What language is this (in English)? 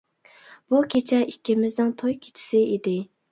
Uyghur